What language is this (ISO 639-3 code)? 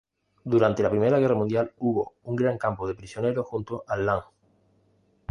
spa